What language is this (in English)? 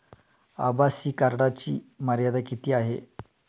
Marathi